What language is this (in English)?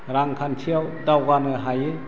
Bodo